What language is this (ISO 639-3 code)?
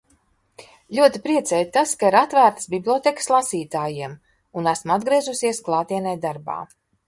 lav